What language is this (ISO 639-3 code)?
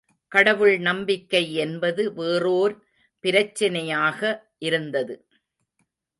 tam